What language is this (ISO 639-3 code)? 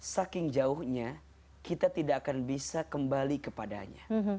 ind